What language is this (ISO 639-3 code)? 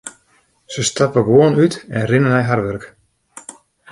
fry